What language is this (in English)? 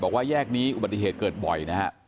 Thai